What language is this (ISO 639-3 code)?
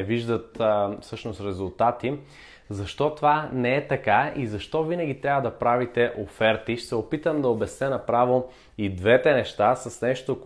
bul